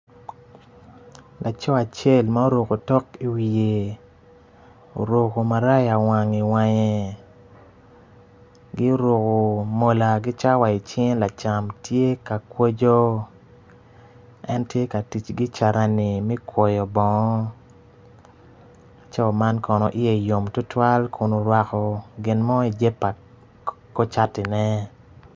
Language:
Acoli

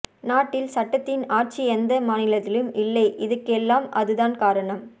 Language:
Tamil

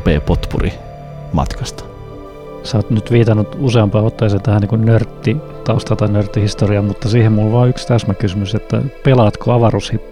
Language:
Finnish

